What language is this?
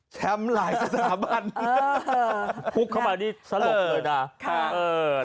Thai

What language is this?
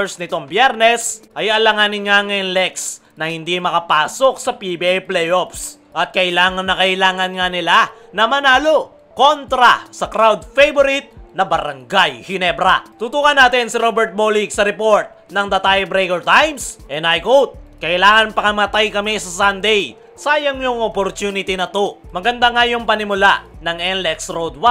Filipino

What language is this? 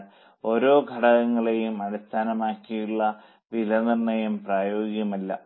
Malayalam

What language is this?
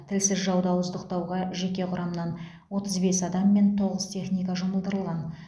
Kazakh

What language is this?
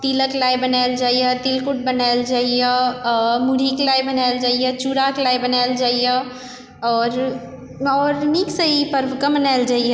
Maithili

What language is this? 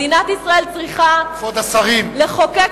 Hebrew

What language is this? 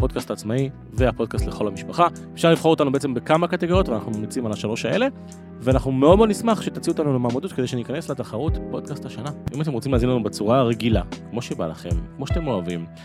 Hebrew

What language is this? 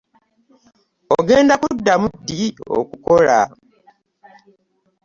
Ganda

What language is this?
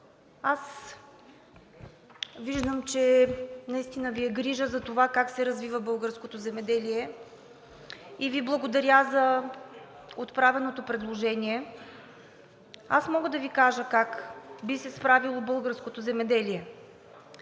Bulgarian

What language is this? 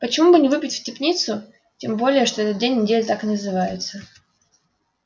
Russian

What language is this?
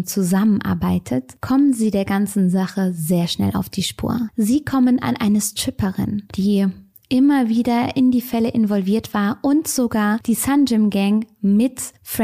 German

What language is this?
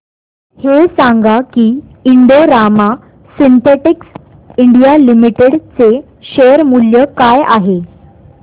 Marathi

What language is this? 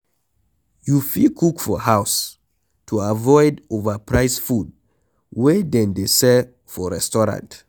Nigerian Pidgin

